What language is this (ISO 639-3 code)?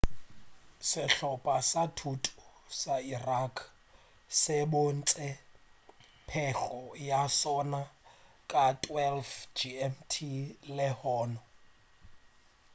nso